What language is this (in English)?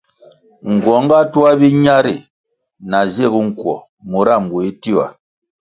Kwasio